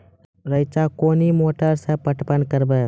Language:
Maithili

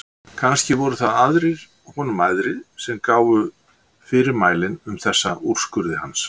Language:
Icelandic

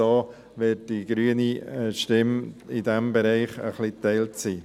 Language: Swiss German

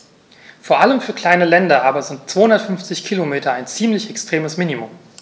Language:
German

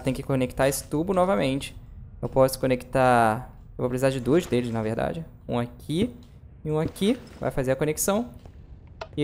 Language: Portuguese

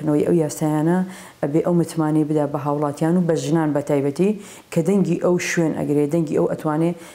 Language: Arabic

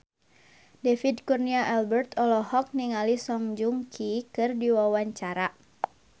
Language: Sundanese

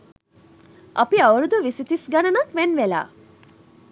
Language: Sinhala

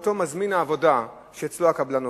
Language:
Hebrew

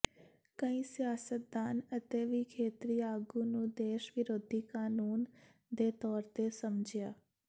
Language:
Punjabi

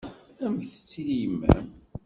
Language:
Kabyle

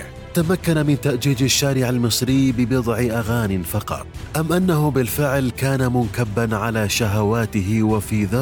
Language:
Arabic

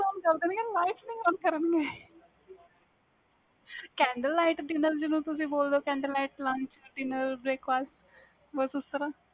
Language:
Punjabi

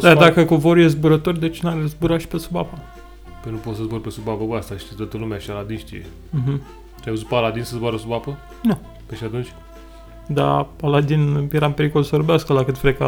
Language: Romanian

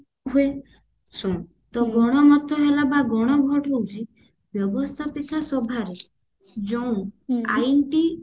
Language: Odia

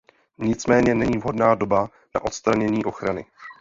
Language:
Czech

